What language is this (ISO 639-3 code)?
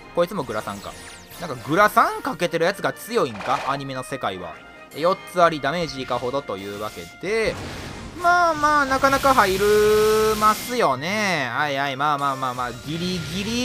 jpn